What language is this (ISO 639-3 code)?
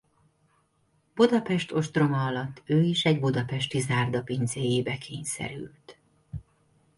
hun